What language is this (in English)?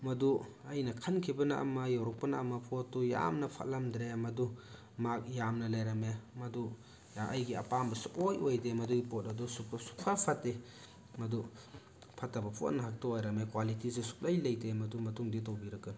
Manipuri